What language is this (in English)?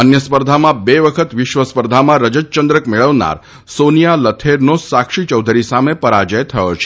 Gujarati